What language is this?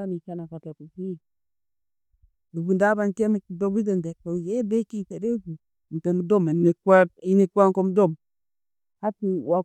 Tooro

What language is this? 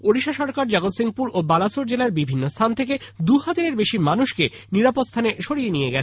Bangla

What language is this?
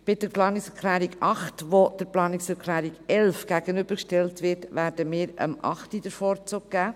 Swiss German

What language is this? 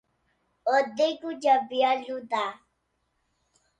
Portuguese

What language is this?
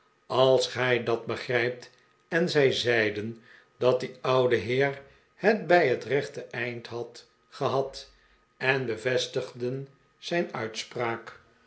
Dutch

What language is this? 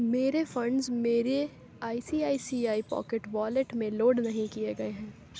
Urdu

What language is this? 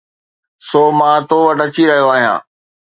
Sindhi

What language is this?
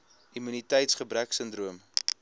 Afrikaans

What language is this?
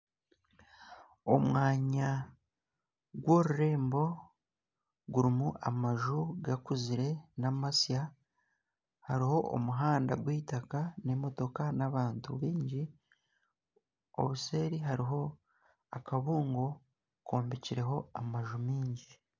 Nyankole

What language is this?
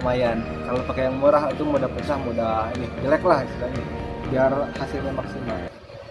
Indonesian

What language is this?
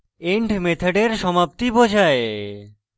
Bangla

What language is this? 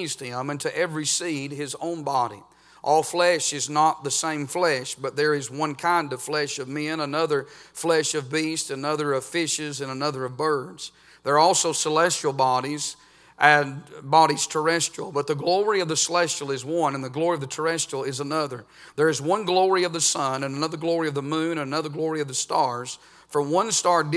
English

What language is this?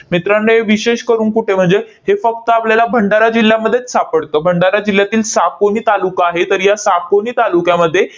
Marathi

